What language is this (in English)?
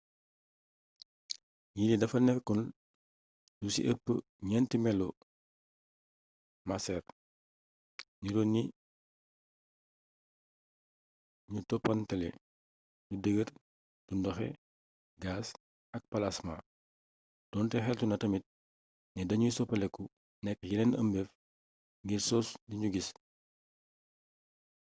Wolof